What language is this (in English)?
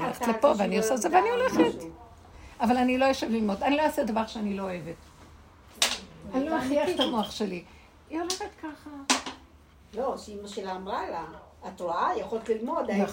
Hebrew